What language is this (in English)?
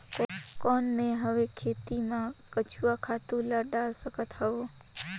Chhattisgarhi